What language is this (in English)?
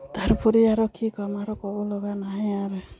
Assamese